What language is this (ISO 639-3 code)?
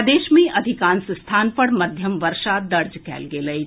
mai